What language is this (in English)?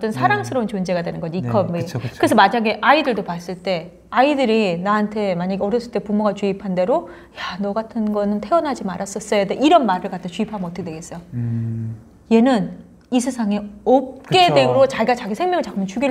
Korean